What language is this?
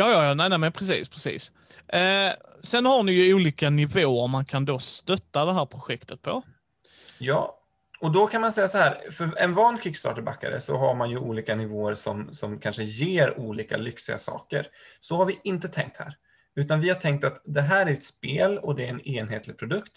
Swedish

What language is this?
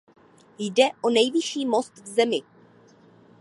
Czech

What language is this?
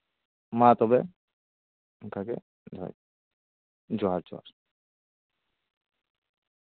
Santali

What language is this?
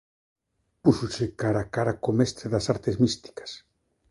Galician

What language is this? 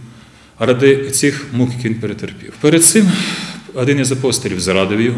Ukrainian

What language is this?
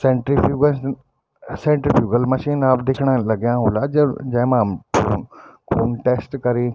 Garhwali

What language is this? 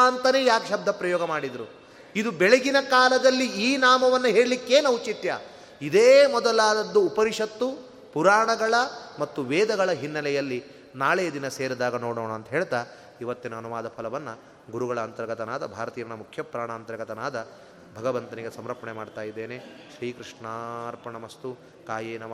Kannada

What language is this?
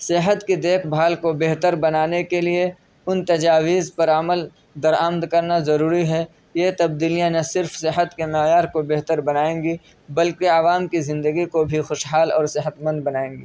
Urdu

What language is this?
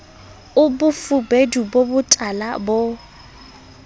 Southern Sotho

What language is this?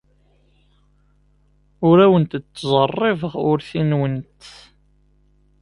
Kabyle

